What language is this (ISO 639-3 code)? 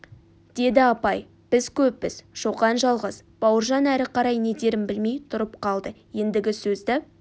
kaz